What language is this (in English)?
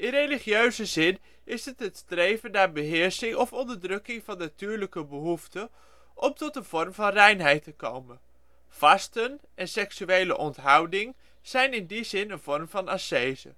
Dutch